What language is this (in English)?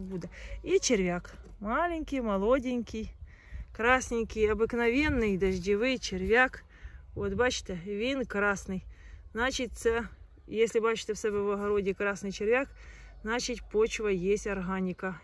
Russian